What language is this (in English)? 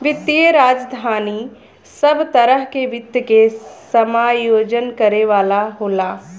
Bhojpuri